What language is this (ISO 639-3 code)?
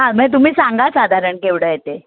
mar